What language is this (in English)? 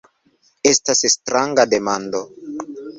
Esperanto